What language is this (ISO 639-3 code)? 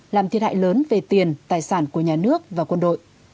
vie